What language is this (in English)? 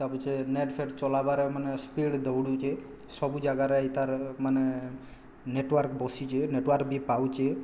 Odia